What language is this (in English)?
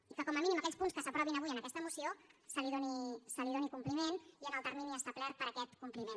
Catalan